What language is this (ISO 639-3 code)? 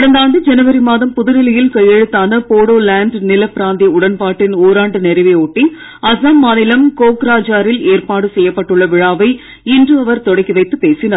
tam